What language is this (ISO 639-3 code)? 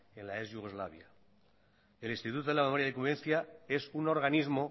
spa